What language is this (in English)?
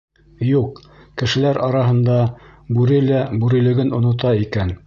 Bashkir